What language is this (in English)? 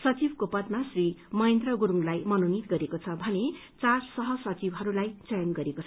Nepali